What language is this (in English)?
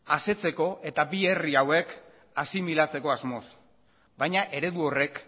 Basque